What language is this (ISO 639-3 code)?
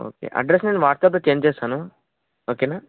tel